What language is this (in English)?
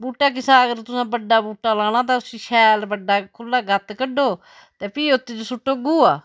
Dogri